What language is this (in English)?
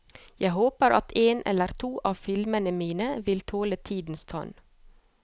Norwegian